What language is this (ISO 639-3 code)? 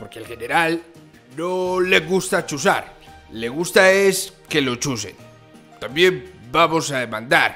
spa